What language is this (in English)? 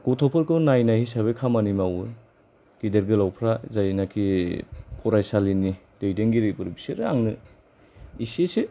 Bodo